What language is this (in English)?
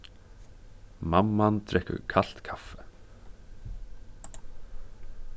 Faroese